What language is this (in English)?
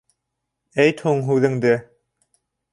Bashkir